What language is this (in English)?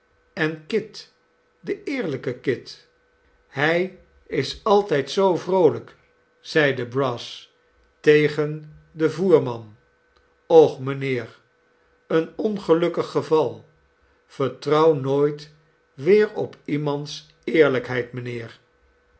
Dutch